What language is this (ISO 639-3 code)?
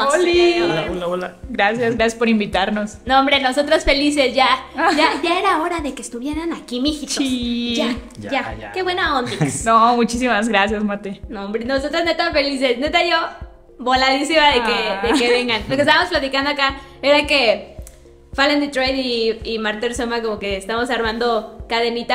spa